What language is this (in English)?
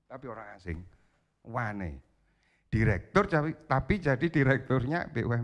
Indonesian